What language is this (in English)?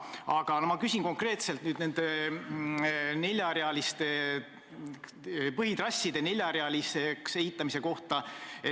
Estonian